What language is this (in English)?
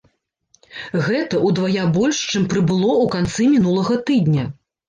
Belarusian